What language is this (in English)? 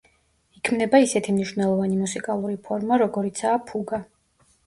Georgian